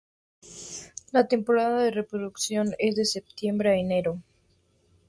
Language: Spanish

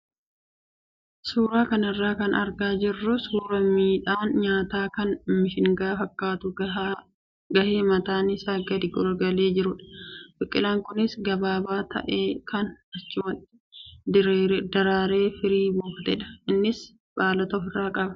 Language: Oromo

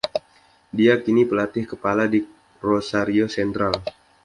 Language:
Indonesian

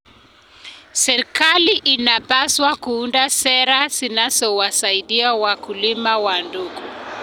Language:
Kalenjin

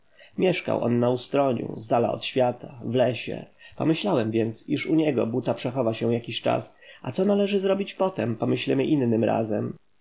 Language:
Polish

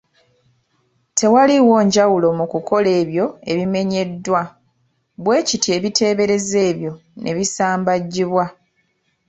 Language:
Ganda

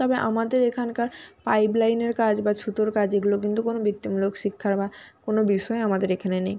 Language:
Bangla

